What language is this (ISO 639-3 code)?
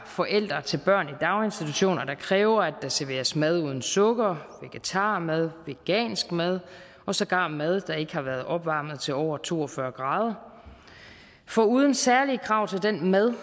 dan